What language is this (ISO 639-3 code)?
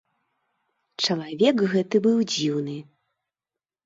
bel